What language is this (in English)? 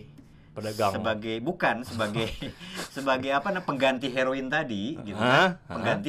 Indonesian